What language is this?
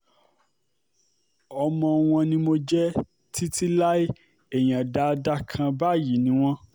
Yoruba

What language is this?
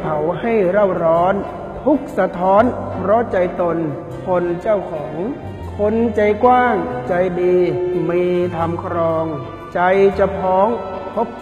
Thai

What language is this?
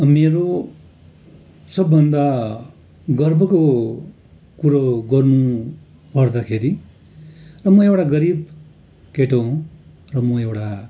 Nepali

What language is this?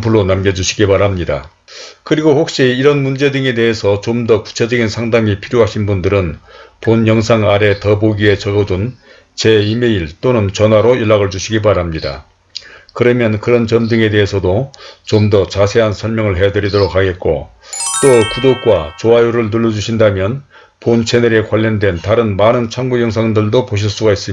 Korean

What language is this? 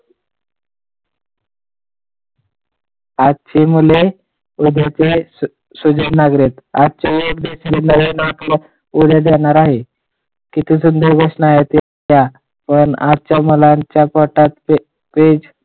Marathi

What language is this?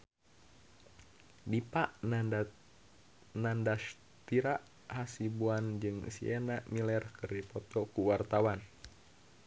Sundanese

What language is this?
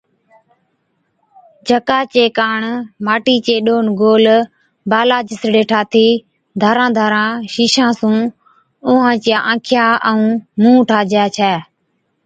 Od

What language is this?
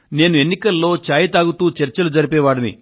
Telugu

